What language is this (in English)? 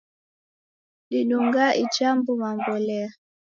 Taita